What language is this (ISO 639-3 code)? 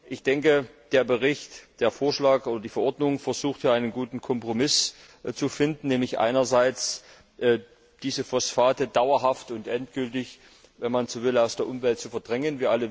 deu